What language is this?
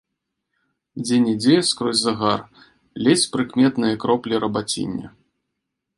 Belarusian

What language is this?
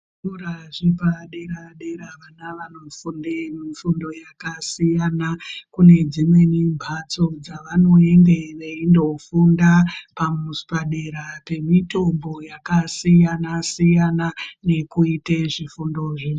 Ndau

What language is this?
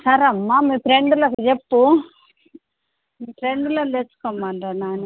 Telugu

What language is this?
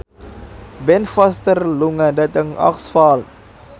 Javanese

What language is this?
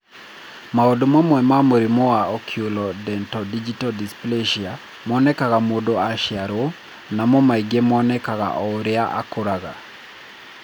Kikuyu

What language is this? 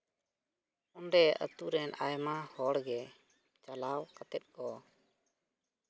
Santali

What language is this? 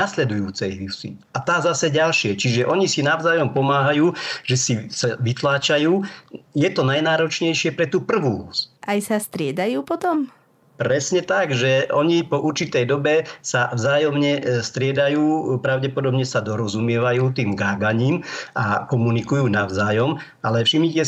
Slovak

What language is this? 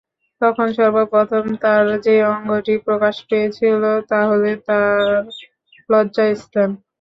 Bangla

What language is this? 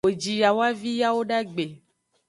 Aja (Benin)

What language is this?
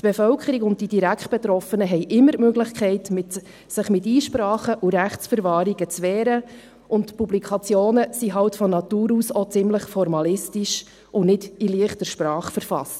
Swiss German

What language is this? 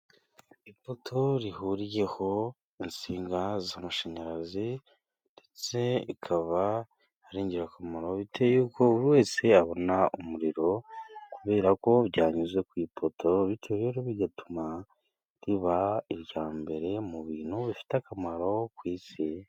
Kinyarwanda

